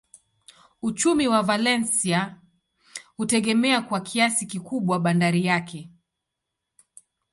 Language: Swahili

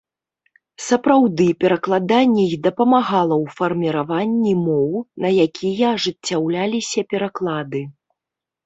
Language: Belarusian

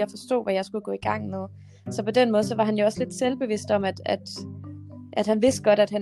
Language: Danish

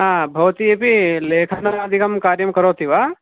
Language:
Sanskrit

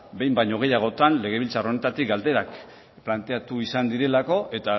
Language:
Basque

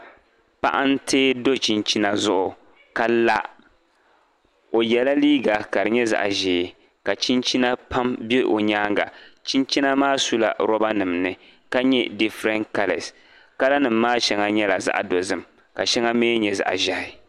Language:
Dagbani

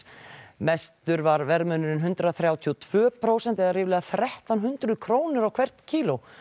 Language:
Icelandic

